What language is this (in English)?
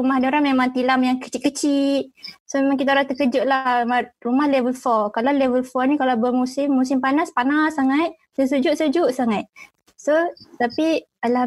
Malay